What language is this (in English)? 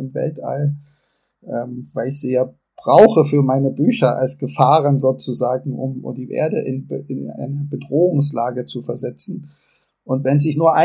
German